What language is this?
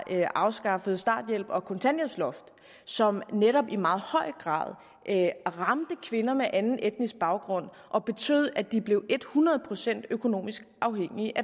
Danish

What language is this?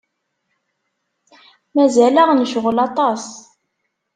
Kabyle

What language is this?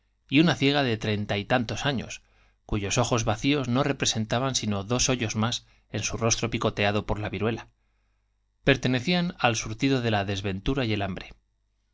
Spanish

